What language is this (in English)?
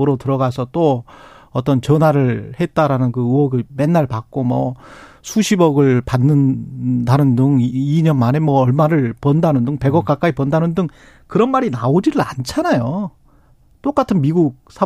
Korean